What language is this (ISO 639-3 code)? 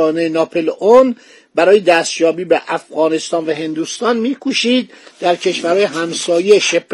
fas